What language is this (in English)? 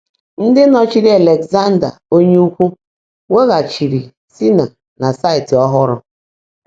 Igbo